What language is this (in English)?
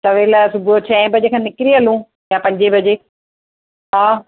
Sindhi